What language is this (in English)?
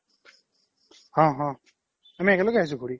Assamese